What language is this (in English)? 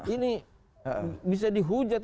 Indonesian